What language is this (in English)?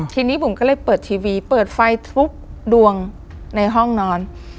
Thai